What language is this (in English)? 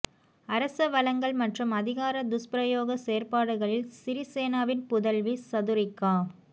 Tamil